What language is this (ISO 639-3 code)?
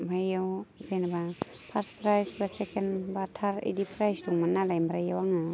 brx